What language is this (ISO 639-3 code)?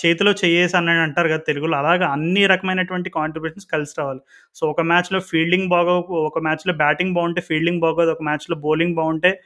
tel